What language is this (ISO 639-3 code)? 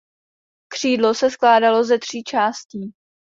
ces